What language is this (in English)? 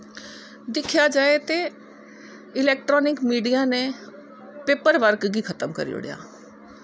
Dogri